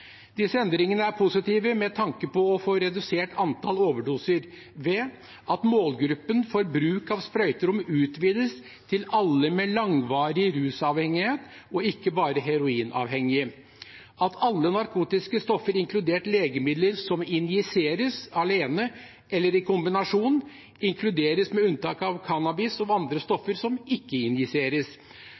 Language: Norwegian Bokmål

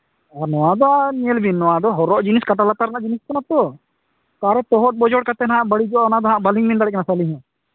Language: Santali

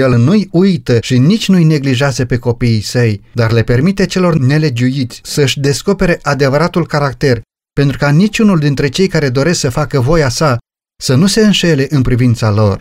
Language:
Romanian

